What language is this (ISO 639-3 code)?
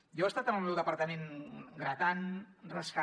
cat